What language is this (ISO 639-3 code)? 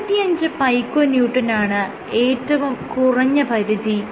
mal